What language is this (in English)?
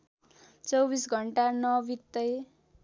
Nepali